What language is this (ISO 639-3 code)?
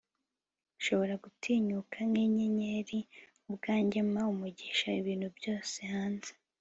kin